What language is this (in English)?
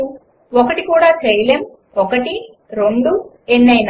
Telugu